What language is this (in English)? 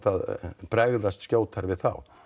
Icelandic